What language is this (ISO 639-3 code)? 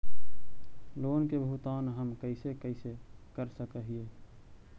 mag